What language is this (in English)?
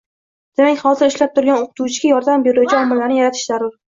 Uzbek